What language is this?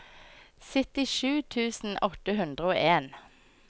Norwegian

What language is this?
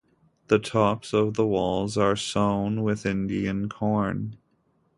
English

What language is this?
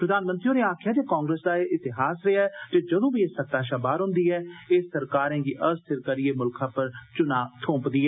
Dogri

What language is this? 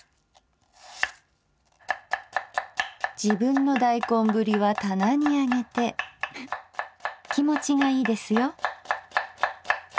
Japanese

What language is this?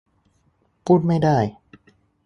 Thai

